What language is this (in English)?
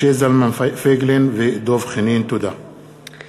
Hebrew